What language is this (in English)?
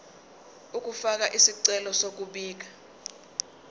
Zulu